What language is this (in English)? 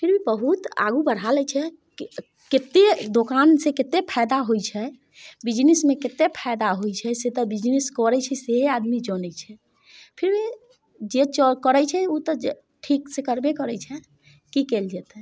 Maithili